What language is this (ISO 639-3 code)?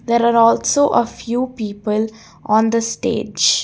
eng